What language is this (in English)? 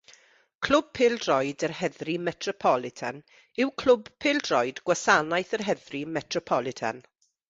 Welsh